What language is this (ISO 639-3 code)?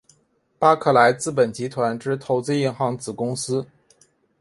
zho